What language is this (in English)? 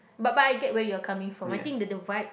English